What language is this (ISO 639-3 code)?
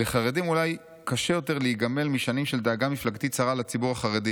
heb